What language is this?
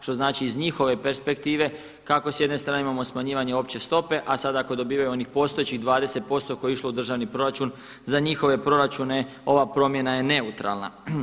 Croatian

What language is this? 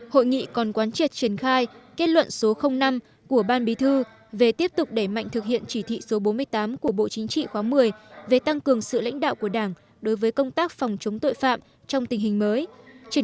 Vietnamese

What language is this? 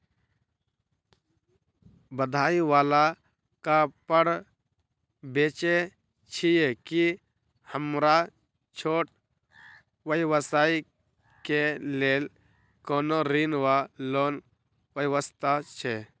Maithili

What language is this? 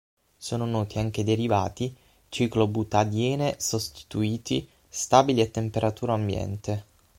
Italian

